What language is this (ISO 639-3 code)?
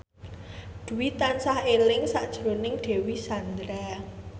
jav